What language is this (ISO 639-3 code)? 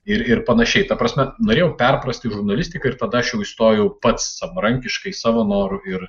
lit